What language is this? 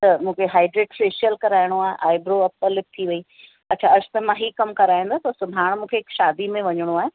Sindhi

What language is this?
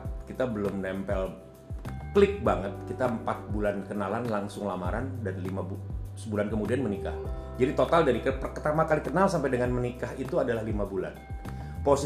Indonesian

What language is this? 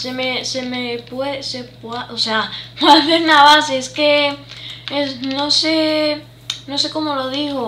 Spanish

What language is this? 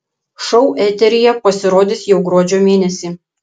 Lithuanian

